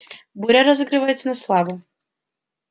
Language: Russian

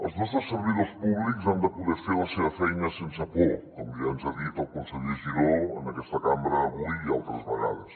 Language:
Catalan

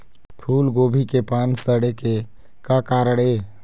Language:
Chhattisgarhi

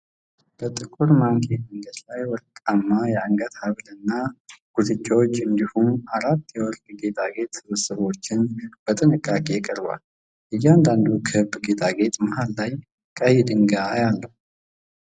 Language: Amharic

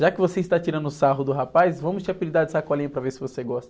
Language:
Portuguese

